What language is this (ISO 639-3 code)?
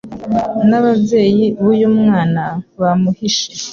kin